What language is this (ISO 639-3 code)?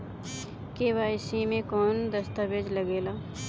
bho